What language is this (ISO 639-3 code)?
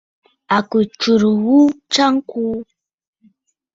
bfd